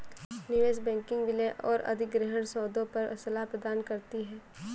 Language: Hindi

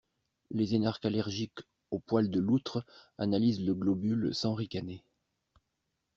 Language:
French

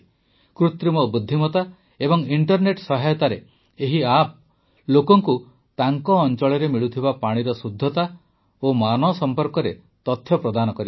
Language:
Odia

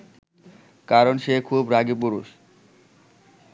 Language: Bangla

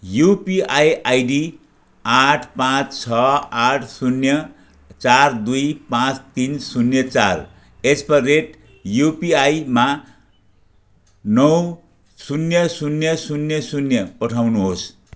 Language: Nepali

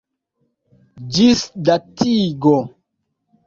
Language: Esperanto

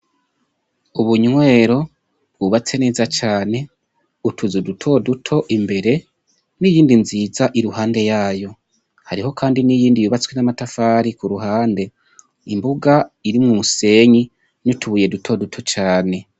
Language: Rundi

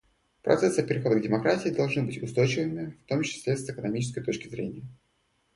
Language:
Russian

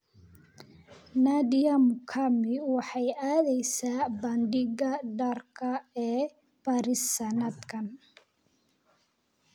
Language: Somali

